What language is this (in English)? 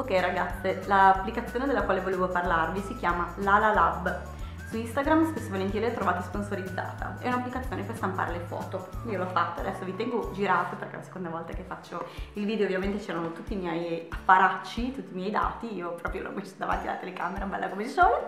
Italian